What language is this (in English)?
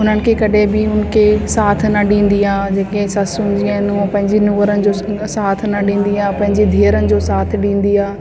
Sindhi